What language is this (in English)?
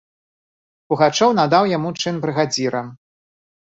Belarusian